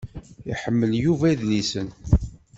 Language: Kabyle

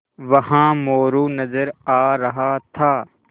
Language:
Hindi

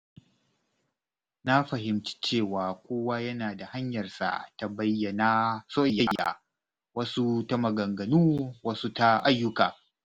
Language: Hausa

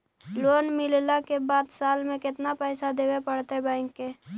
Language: Magahi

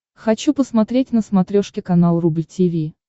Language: Russian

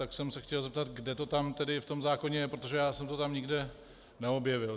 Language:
Czech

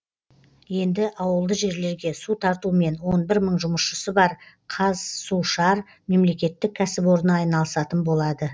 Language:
Kazakh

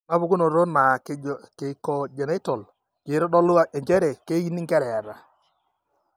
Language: Masai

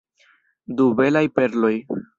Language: Esperanto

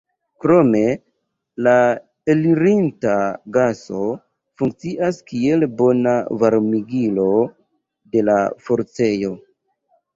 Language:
Esperanto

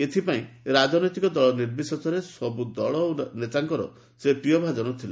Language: Odia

